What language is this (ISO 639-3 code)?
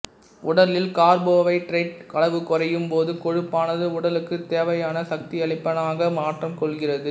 tam